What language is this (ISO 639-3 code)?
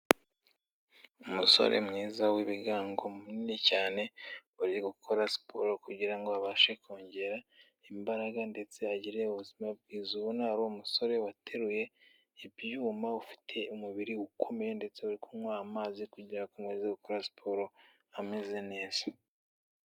kin